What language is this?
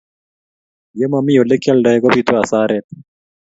Kalenjin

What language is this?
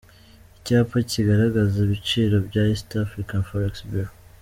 Kinyarwanda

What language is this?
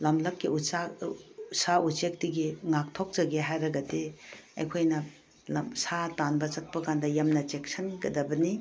Manipuri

